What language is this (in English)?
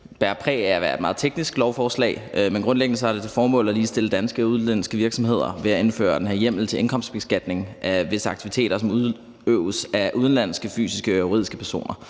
Danish